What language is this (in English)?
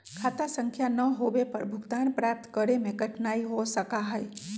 Magahi